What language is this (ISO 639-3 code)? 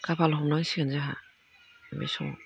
brx